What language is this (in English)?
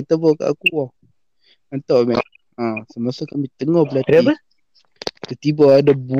Malay